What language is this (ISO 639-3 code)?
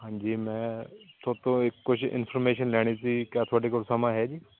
pan